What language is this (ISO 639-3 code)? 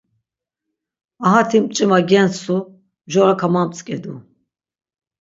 lzz